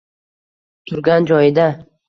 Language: Uzbek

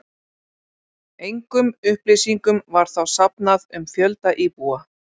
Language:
Icelandic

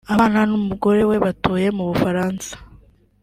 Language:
Kinyarwanda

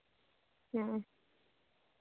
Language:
Santali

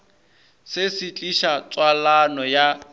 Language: Northern Sotho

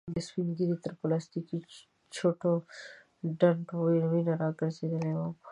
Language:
Pashto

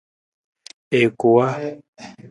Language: Nawdm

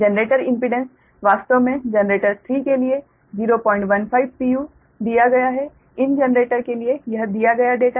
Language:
Hindi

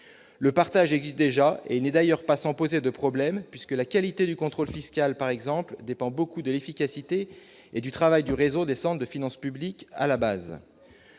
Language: French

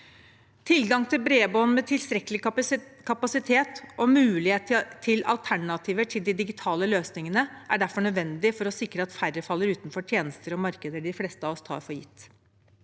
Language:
Norwegian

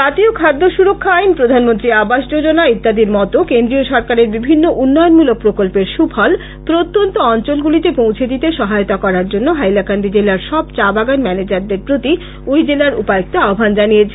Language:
Bangla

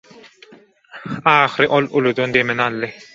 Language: Turkmen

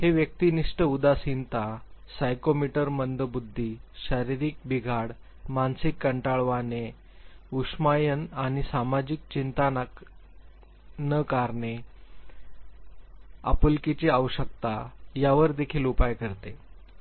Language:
Marathi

